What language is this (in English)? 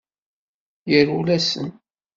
Kabyle